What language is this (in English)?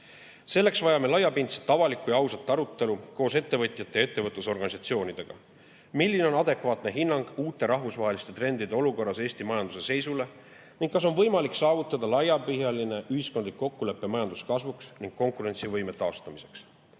Estonian